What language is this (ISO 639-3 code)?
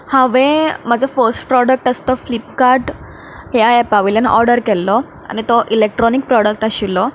kok